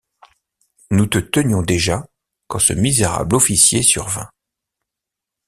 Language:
French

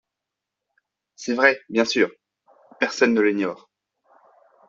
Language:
French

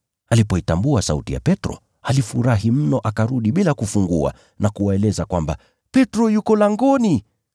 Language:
Swahili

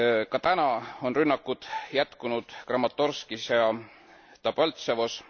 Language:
Estonian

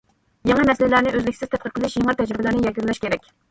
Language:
Uyghur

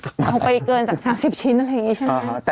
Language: Thai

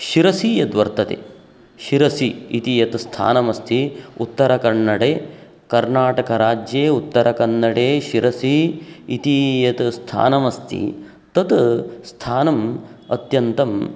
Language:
Sanskrit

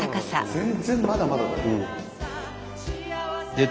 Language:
Japanese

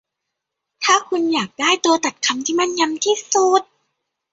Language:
Thai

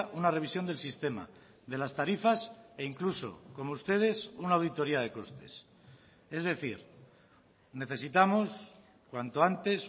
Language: Spanish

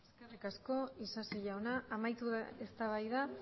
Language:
Basque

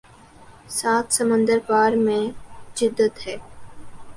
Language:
Urdu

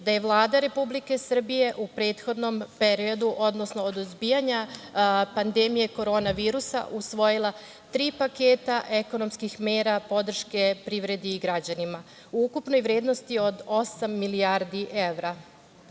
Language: Serbian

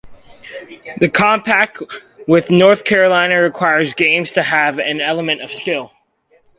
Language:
English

